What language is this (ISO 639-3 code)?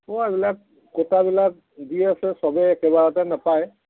asm